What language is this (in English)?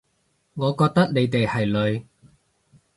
Cantonese